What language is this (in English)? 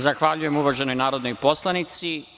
Serbian